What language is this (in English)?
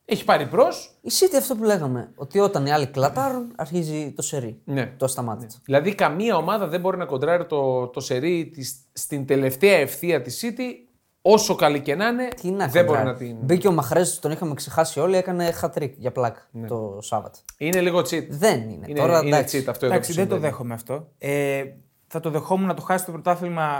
Greek